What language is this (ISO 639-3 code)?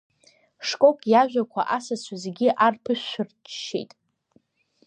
abk